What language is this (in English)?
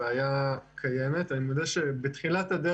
Hebrew